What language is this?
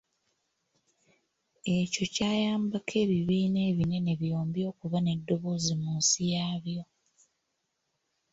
Ganda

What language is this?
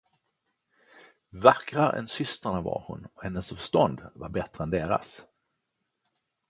Swedish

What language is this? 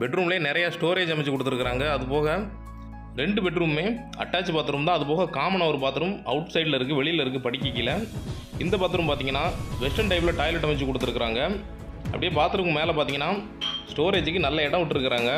Tamil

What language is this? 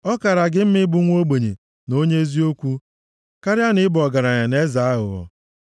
Igbo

